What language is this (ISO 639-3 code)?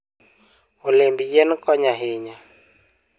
luo